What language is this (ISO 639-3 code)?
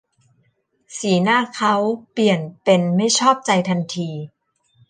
tha